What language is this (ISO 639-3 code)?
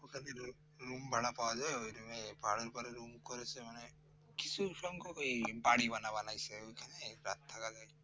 ben